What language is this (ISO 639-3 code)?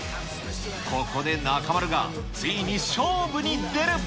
jpn